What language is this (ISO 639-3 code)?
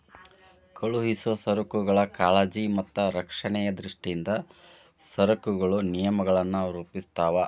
kan